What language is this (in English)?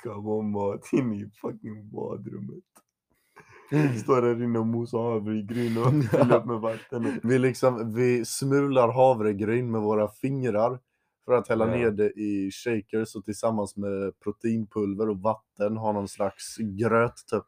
Swedish